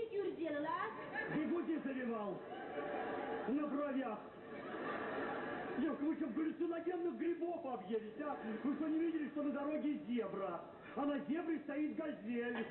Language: Russian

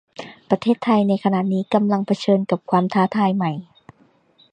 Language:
Thai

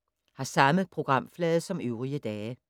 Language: Danish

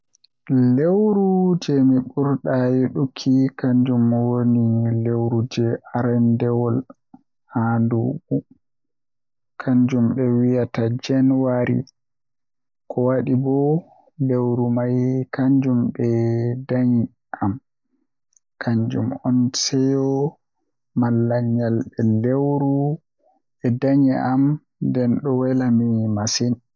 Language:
Western Niger Fulfulde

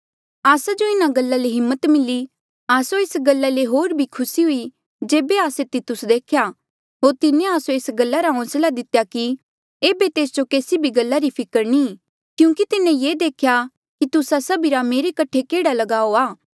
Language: Mandeali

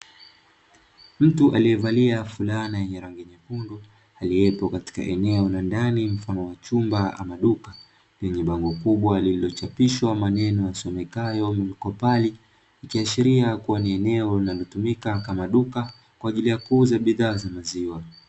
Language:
Swahili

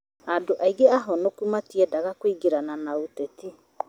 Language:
Kikuyu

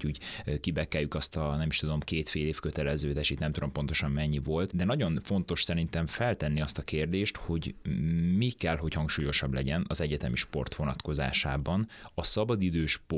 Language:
Hungarian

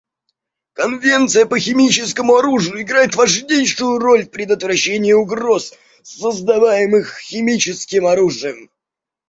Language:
Russian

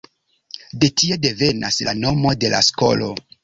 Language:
Esperanto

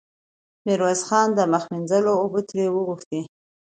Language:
Pashto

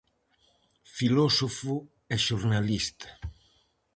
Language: Galician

